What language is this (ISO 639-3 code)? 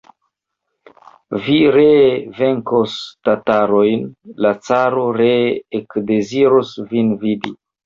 epo